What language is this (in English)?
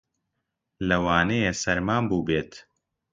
Central Kurdish